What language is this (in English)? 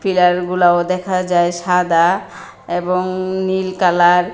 Bangla